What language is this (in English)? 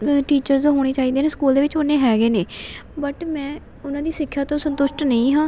Punjabi